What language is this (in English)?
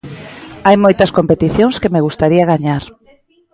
Galician